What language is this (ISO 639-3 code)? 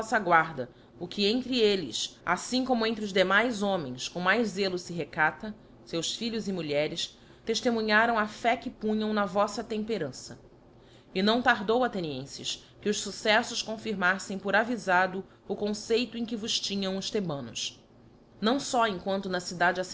por